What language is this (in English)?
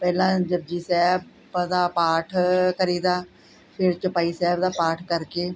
Punjabi